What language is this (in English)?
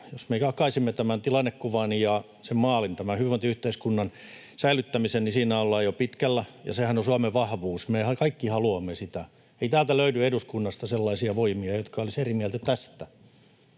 Finnish